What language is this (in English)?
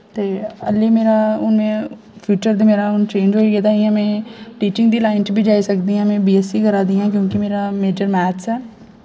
Dogri